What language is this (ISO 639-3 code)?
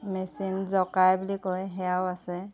asm